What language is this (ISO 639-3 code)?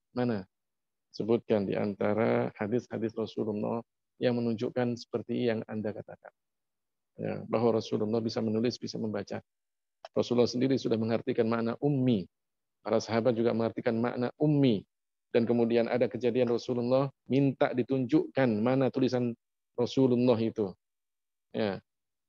ind